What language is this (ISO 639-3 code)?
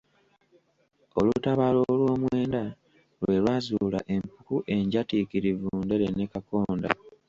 lug